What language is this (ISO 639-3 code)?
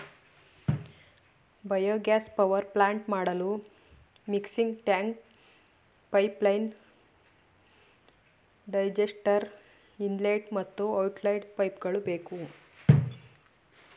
kan